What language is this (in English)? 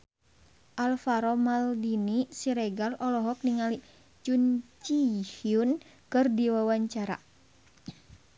Sundanese